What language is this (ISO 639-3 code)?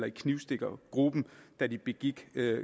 dan